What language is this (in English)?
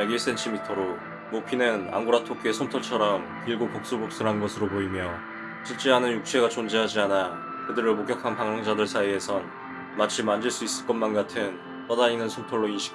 Korean